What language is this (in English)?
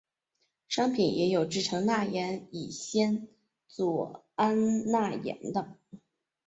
Chinese